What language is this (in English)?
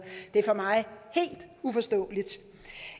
Danish